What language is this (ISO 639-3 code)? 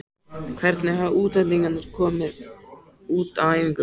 isl